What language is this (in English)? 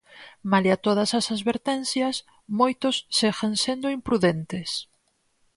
Galician